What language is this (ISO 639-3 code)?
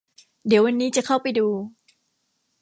tha